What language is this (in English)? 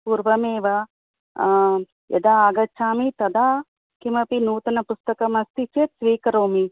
Sanskrit